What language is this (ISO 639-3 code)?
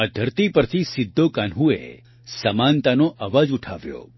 guj